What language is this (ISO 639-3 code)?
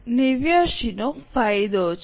guj